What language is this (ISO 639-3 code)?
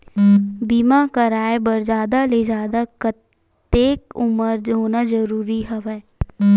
hne